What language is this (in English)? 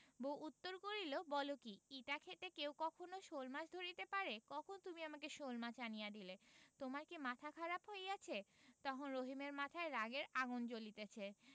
Bangla